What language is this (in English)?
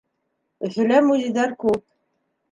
Bashkir